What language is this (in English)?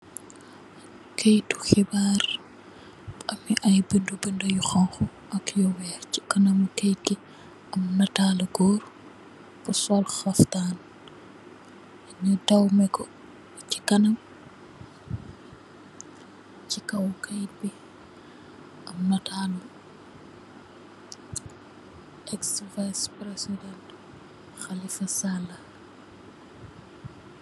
Wolof